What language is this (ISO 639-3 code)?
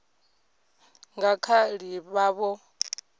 ven